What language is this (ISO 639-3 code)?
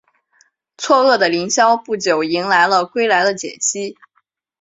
zho